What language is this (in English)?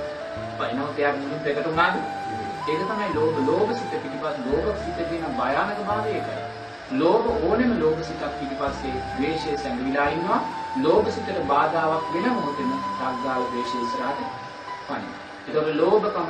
Sinhala